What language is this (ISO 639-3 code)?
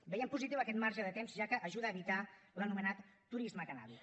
cat